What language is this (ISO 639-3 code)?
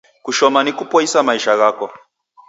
dav